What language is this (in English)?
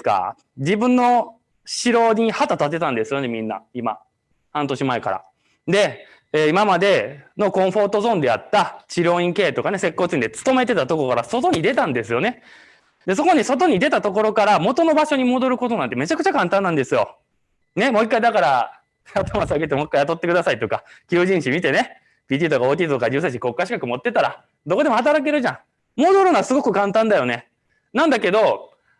Japanese